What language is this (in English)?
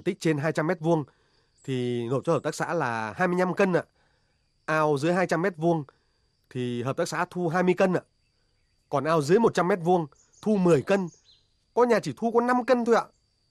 Vietnamese